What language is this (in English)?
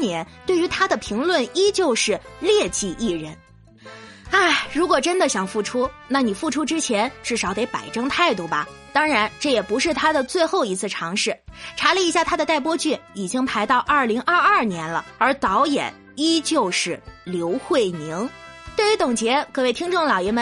Chinese